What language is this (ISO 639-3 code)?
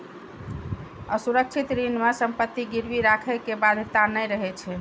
mai